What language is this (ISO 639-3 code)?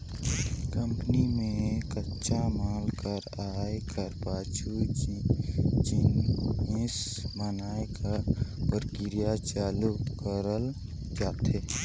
hne